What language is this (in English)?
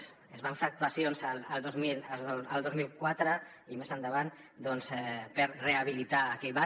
Catalan